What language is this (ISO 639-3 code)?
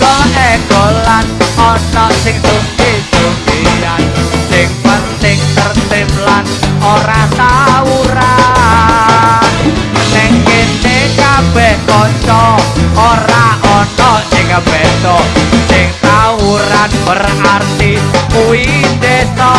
ind